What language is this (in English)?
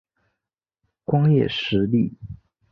Chinese